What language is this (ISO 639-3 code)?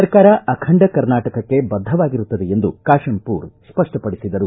kan